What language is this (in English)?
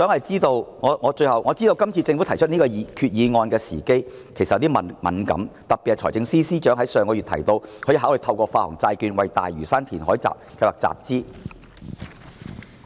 Cantonese